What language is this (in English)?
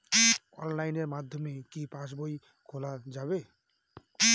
Bangla